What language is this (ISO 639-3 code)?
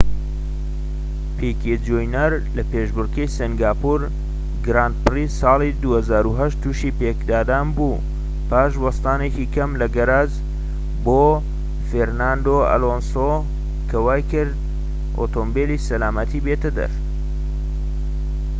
ckb